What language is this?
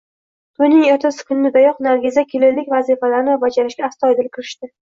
Uzbek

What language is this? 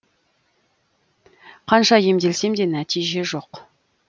Kazakh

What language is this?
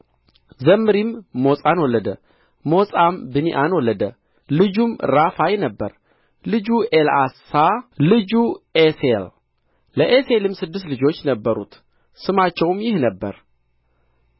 Amharic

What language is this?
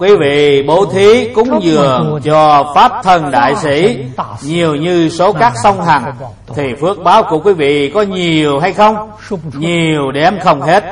Vietnamese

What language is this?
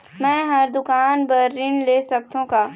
Chhattisgarhi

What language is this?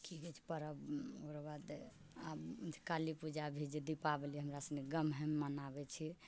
Maithili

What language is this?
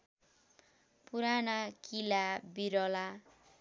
Nepali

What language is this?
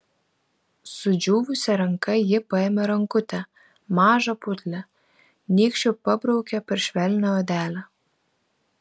Lithuanian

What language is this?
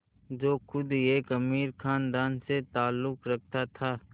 Hindi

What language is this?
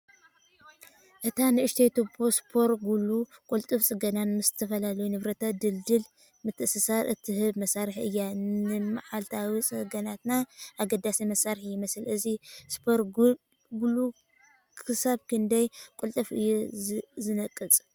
Tigrinya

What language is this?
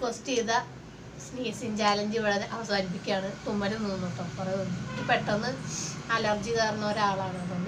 Thai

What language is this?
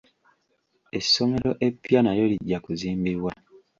Ganda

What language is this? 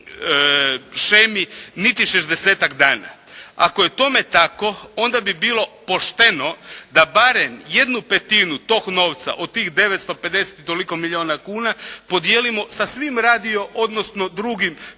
Croatian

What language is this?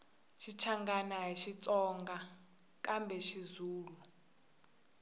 Tsonga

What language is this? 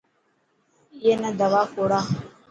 Dhatki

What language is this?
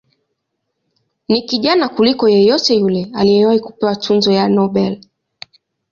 Swahili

